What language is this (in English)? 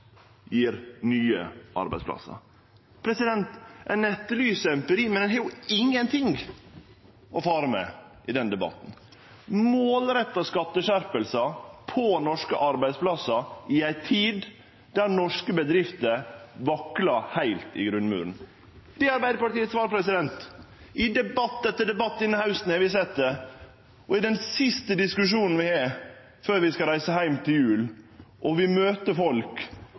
Norwegian Nynorsk